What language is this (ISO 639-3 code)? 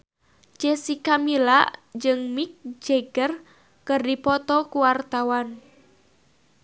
sun